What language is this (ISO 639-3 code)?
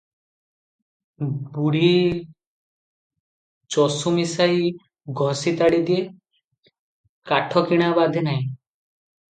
ori